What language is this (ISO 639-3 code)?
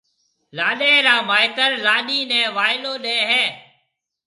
mve